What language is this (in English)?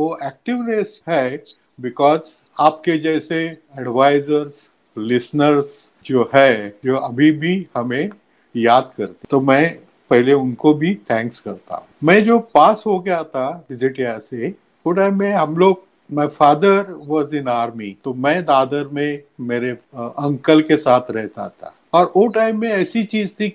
Hindi